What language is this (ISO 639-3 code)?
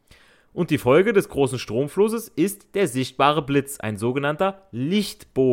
deu